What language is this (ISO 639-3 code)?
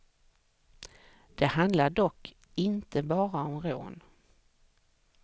swe